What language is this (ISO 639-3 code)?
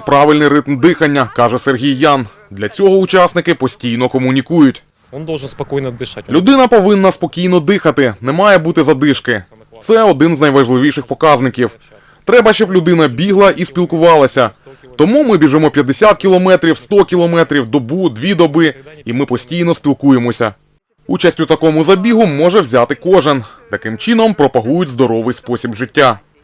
ukr